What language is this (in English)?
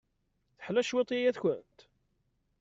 Kabyle